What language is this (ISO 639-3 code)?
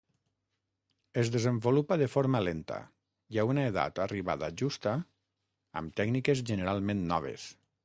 cat